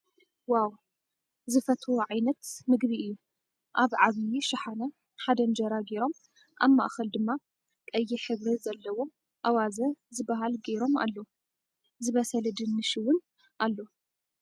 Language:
Tigrinya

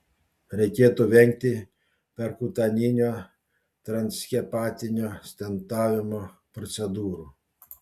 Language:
Lithuanian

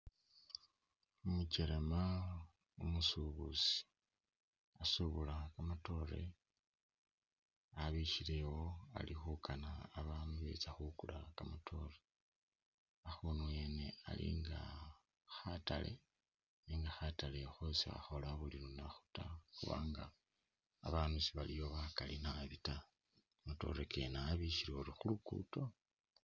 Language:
Masaaba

